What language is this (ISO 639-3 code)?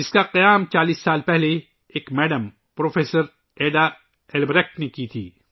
urd